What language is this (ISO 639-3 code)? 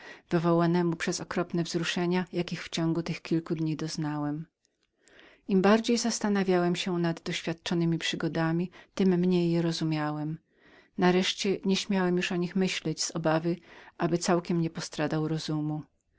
pol